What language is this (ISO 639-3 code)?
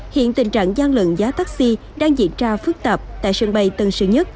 vie